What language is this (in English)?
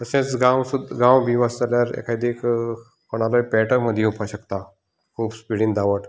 Konkani